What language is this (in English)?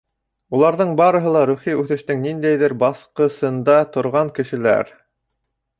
Bashkir